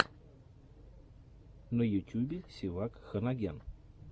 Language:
Russian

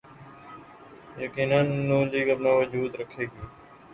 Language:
Urdu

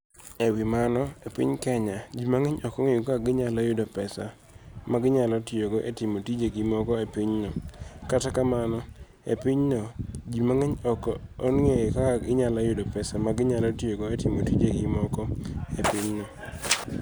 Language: Luo (Kenya and Tanzania)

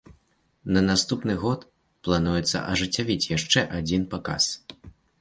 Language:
Belarusian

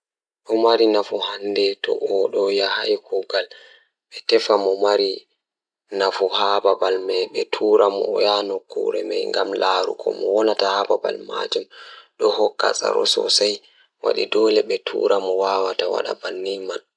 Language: Fula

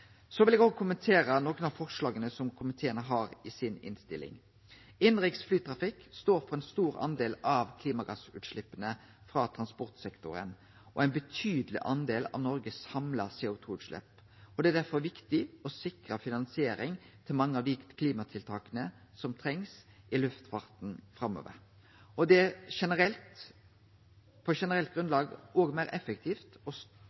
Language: Norwegian Nynorsk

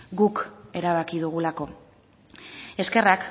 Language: Basque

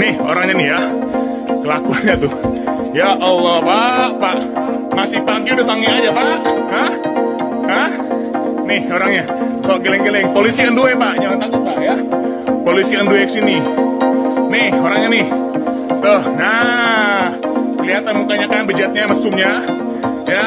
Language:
Indonesian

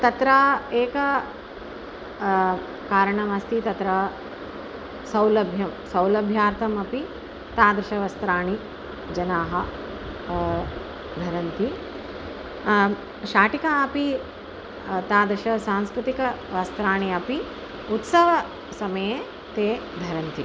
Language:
Sanskrit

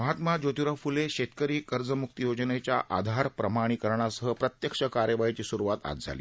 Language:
Marathi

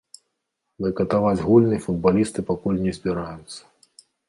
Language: Belarusian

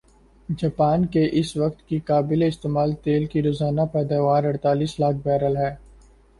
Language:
Urdu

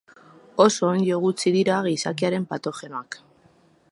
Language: Basque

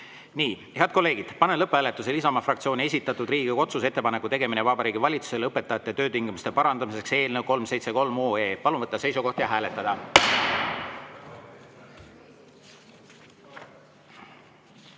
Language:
Estonian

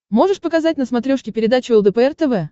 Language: Russian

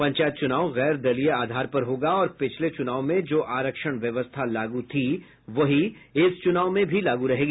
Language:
Hindi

